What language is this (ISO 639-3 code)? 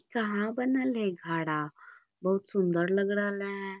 mag